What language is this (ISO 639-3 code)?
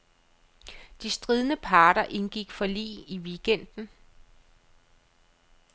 dan